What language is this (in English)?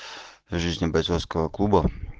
Russian